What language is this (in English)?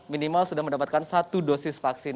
Indonesian